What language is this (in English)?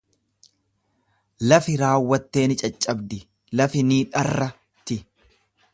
Oromo